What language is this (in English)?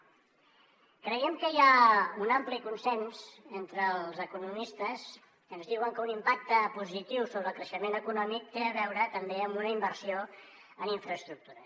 Catalan